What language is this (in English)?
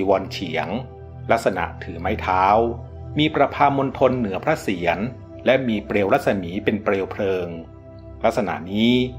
Thai